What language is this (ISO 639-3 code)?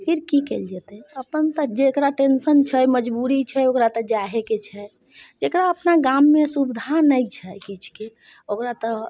mai